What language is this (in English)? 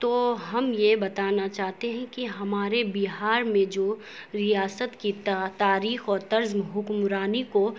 Urdu